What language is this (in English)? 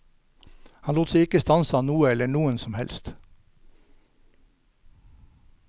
Norwegian